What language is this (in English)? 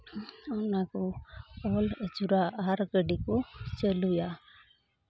Santali